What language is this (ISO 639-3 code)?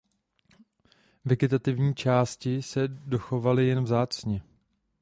ces